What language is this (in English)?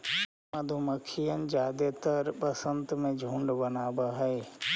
Magahi